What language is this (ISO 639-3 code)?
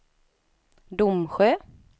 swe